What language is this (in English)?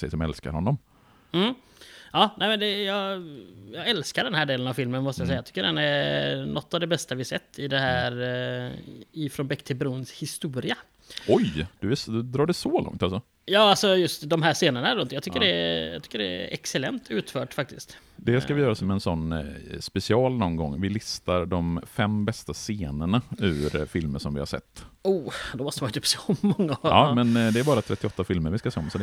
Swedish